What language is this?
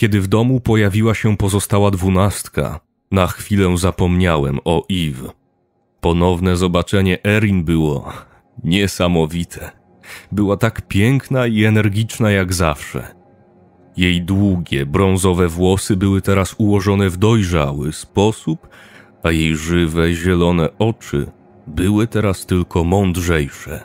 Polish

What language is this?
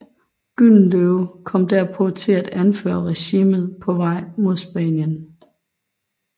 Danish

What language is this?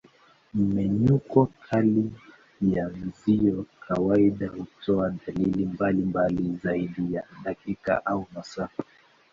Swahili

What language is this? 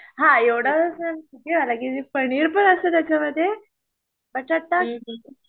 Marathi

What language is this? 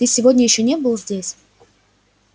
Russian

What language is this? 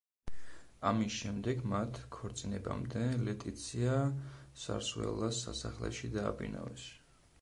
Georgian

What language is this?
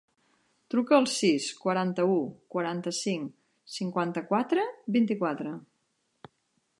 Catalan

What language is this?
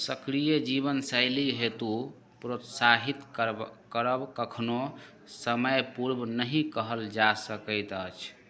Maithili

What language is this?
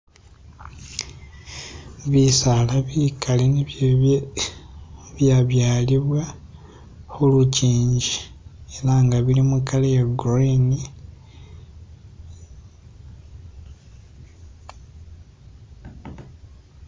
Masaaba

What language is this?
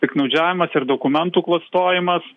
Lithuanian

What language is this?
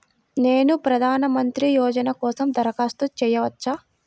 Telugu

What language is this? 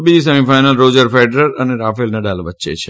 Gujarati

